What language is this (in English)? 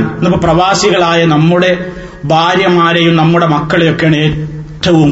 Malayalam